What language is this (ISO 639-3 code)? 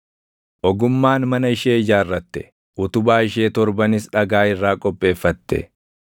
orm